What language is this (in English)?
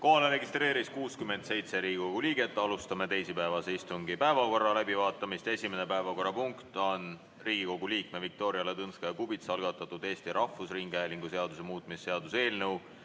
Estonian